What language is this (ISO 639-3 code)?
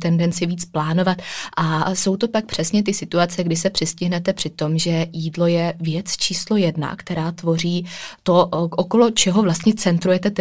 ces